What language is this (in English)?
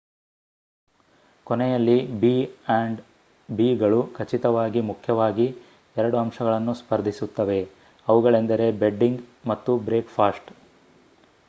Kannada